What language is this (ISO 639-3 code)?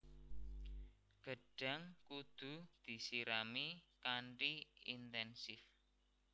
jav